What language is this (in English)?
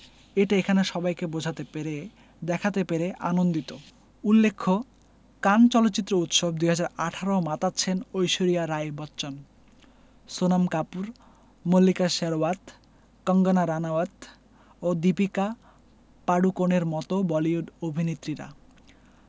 Bangla